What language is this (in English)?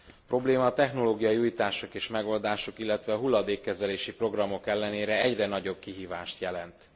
Hungarian